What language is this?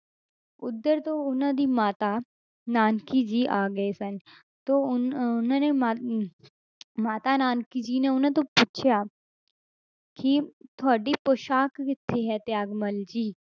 Punjabi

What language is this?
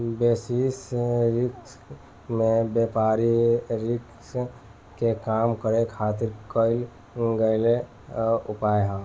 Bhojpuri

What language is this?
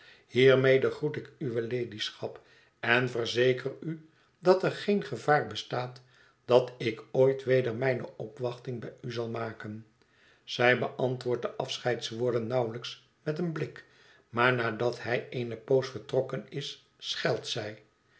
Dutch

